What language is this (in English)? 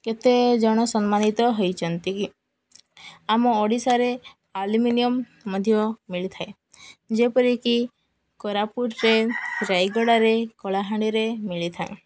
Odia